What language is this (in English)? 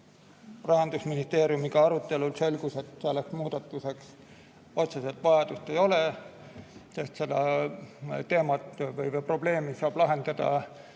Estonian